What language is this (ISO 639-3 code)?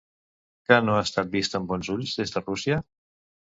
cat